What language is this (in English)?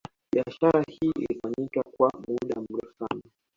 Swahili